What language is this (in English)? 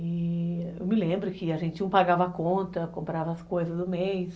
Portuguese